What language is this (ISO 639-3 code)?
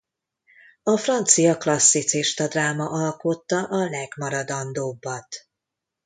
hun